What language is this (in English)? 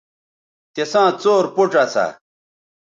Bateri